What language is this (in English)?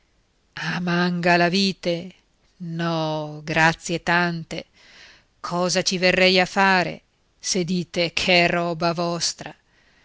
Italian